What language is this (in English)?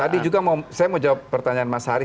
Indonesian